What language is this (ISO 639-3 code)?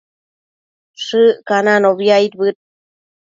mcf